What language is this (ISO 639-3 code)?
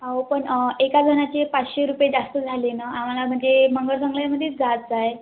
mar